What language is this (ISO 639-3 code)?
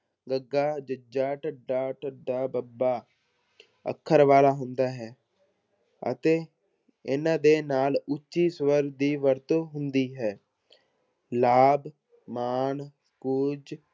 pan